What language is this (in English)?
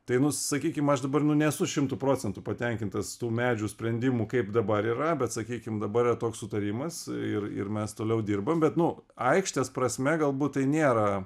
Lithuanian